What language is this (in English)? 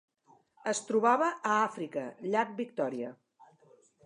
Catalan